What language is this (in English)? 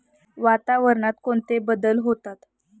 Marathi